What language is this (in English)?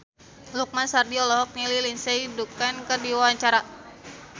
Sundanese